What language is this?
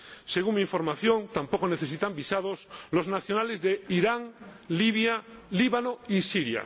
Spanish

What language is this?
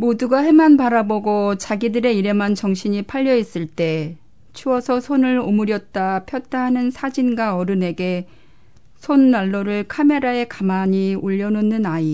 Korean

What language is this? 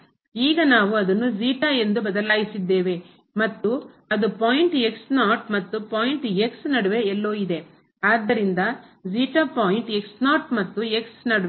Kannada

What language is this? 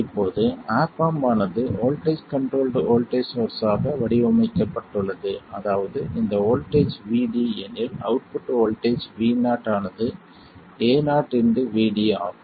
Tamil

